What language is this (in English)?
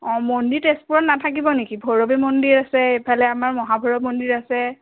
Assamese